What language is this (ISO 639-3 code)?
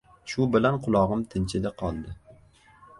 uzb